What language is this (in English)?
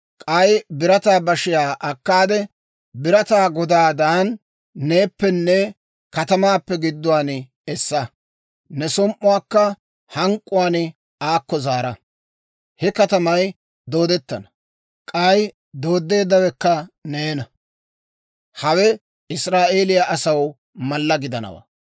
Dawro